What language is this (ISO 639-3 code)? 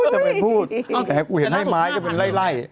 tha